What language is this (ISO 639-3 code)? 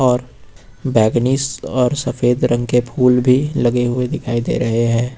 hin